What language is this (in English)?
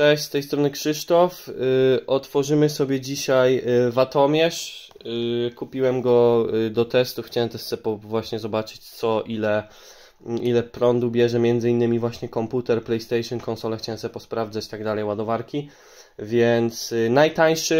Polish